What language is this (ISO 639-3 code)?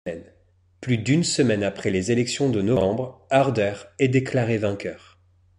fra